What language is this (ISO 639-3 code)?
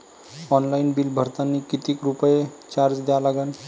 mar